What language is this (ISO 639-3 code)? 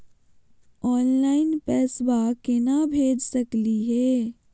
mag